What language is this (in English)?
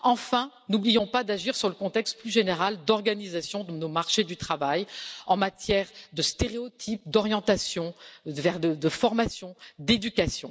French